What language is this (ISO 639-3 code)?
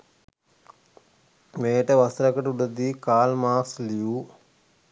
sin